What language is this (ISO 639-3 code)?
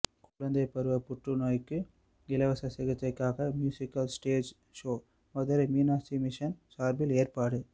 tam